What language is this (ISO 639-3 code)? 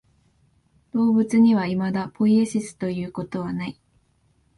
jpn